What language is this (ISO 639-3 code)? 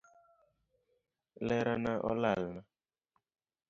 luo